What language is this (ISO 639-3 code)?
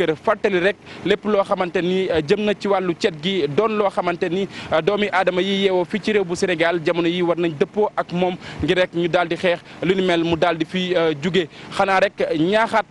fra